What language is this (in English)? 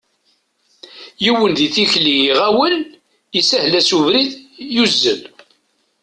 Kabyle